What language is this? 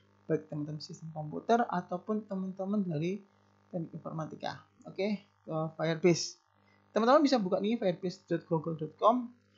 Indonesian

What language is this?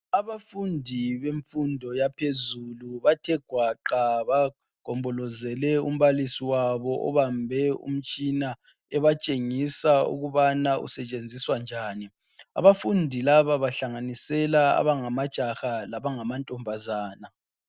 North Ndebele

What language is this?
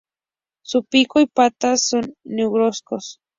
Spanish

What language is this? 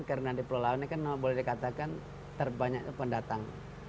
Indonesian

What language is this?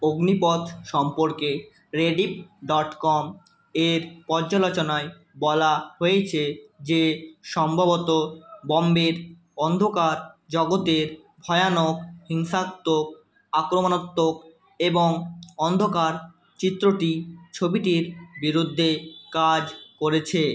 Bangla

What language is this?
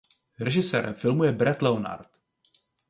Czech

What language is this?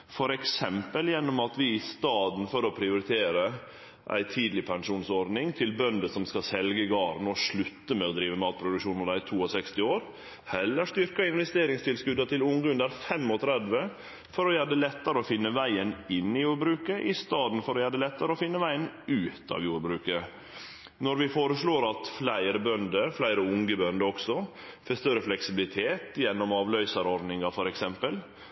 Norwegian Nynorsk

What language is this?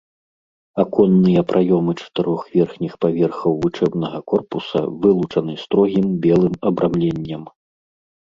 Belarusian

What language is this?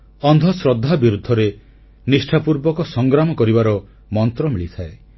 Odia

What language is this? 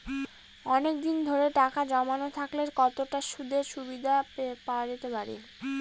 Bangla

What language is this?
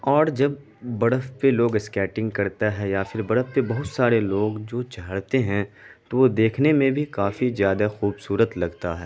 Urdu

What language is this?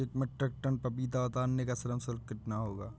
Hindi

